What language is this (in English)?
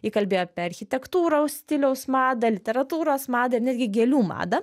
Lithuanian